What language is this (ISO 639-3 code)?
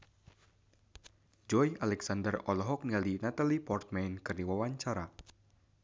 sun